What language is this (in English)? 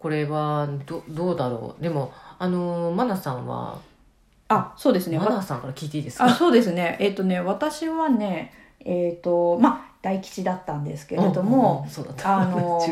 Japanese